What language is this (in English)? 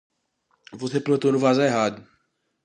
Portuguese